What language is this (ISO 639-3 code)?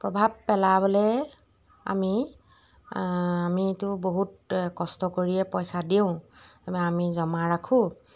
asm